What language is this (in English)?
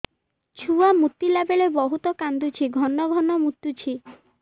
Odia